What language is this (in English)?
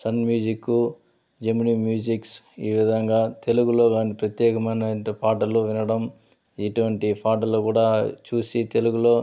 Telugu